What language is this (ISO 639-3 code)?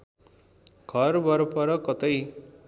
nep